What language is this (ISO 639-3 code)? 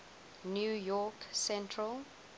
eng